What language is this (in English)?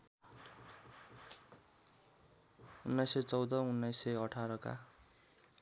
Nepali